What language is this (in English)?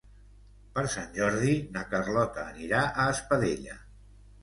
Catalan